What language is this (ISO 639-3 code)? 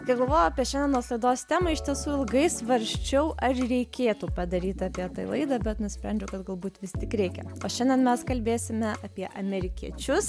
lit